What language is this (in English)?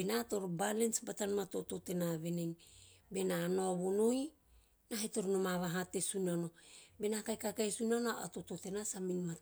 Teop